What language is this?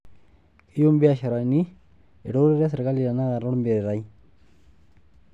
Masai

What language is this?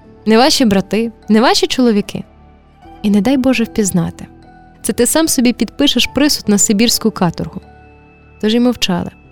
Ukrainian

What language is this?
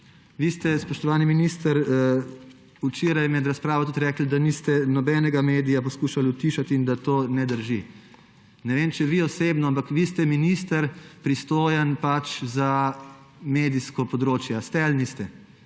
Slovenian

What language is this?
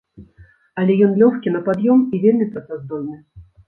Belarusian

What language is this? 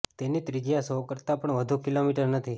Gujarati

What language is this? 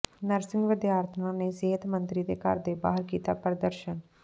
Punjabi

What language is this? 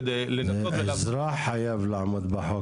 Hebrew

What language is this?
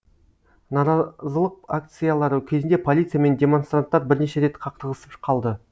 Kazakh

